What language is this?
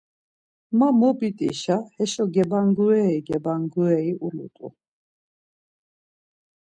Laz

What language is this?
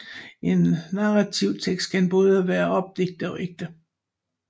Danish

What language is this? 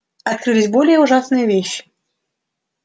Russian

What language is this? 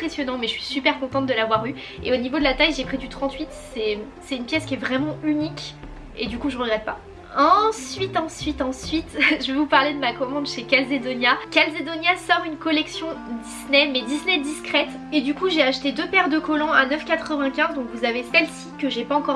French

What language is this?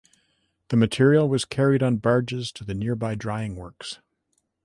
English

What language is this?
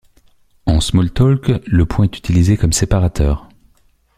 French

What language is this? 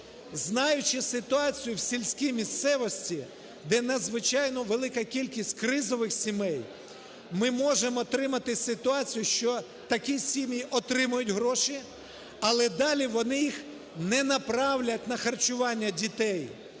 Ukrainian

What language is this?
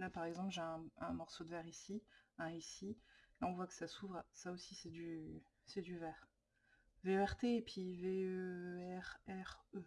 French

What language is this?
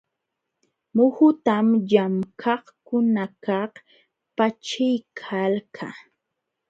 Jauja Wanca Quechua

